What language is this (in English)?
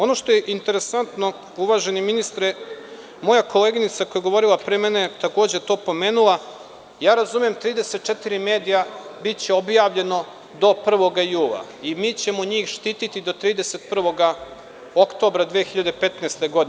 Serbian